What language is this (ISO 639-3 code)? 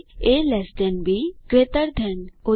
guj